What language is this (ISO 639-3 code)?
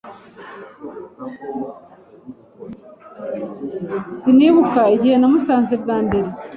kin